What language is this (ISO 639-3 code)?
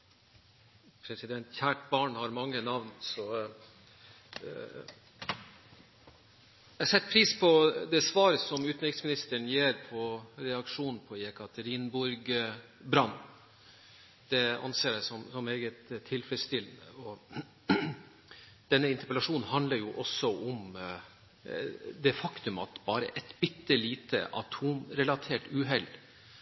nob